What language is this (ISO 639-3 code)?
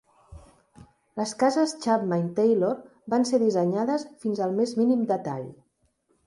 cat